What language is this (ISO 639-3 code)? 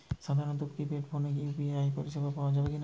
ben